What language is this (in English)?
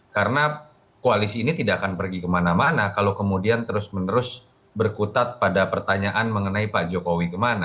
Indonesian